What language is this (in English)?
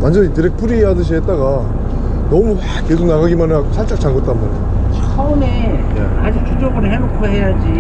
Korean